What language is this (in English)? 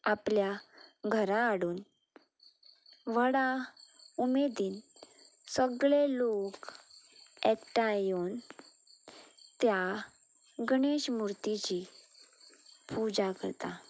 Konkani